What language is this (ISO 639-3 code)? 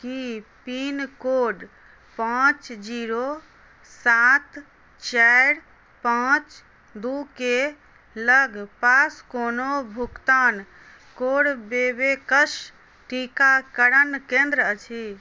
mai